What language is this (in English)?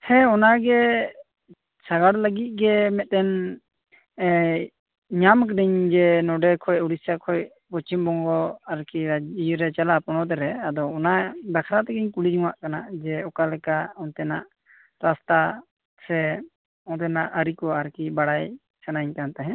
Santali